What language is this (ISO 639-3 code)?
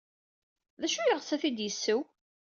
kab